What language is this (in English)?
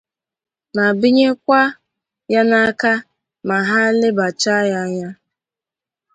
Igbo